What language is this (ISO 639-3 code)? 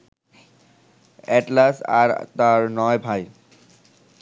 ben